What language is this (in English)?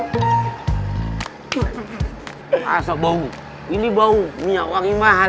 Indonesian